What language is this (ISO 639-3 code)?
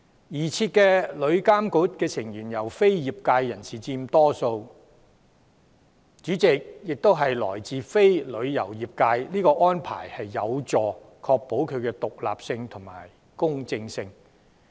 yue